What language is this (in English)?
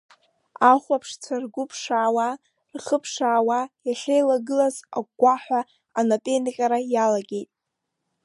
Abkhazian